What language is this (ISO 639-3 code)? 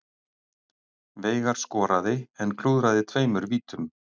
isl